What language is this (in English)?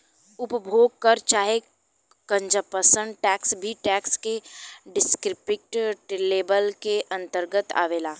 Bhojpuri